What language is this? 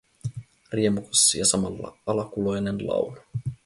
Finnish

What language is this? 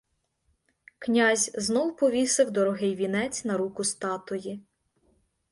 Ukrainian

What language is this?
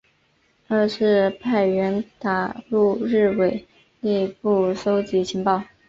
Chinese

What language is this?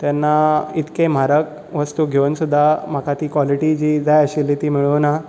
Konkani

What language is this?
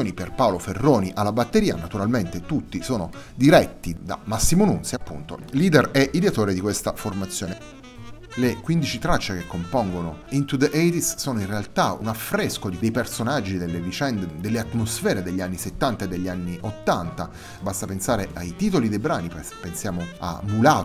Italian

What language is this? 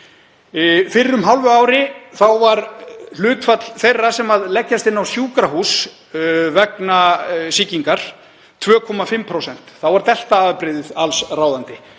Icelandic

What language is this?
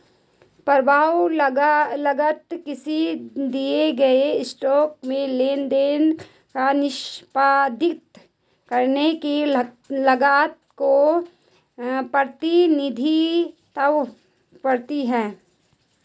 Hindi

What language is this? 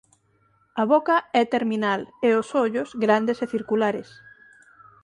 Galician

